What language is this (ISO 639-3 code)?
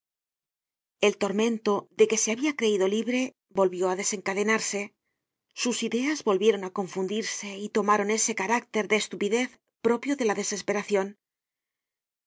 spa